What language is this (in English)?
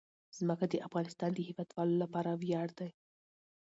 Pashto